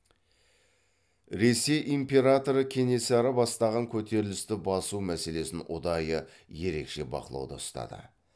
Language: Kazakh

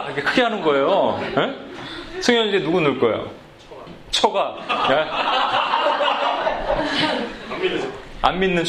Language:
Korean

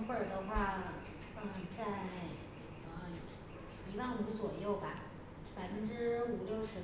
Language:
Chinese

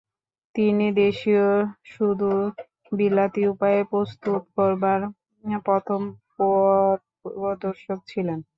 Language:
Bangla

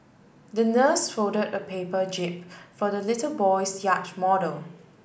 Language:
English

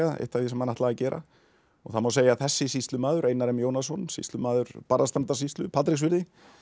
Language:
Icelandic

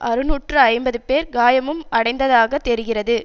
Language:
Tamil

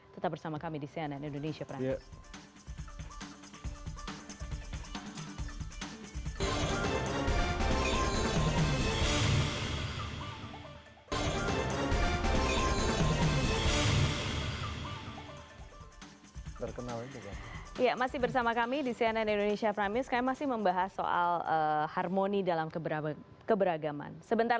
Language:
Indonesian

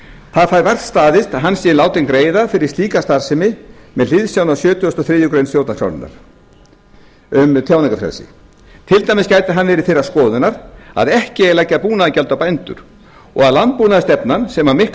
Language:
Icelandic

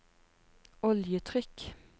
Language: Norwegian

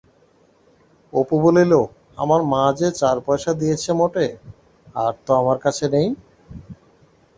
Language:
Bangla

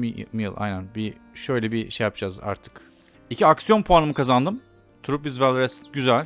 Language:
Turkish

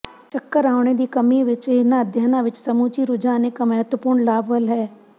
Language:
Punjabi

